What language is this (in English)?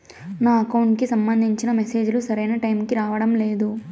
Telugu